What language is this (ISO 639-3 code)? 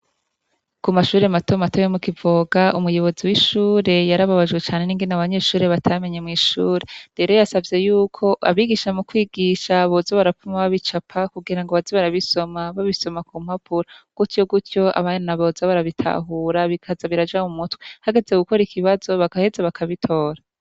run